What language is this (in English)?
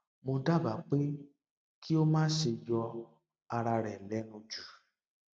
Yoruba